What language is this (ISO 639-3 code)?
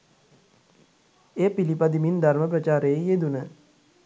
sin